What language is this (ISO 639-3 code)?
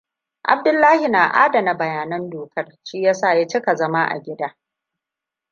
hau